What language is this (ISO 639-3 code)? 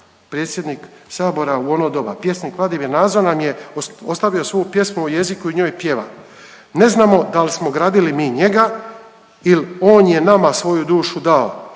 hrv